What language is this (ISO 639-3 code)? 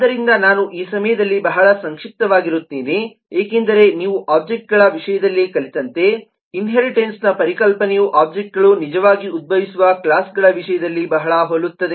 kan